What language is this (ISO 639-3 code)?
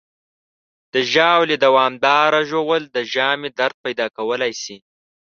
pus